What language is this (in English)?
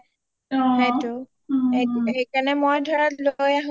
Assamese